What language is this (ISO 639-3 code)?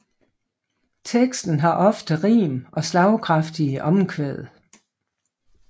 dan